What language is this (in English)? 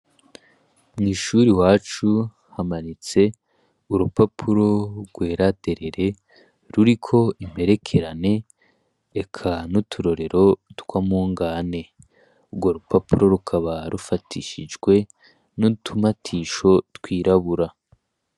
Rundi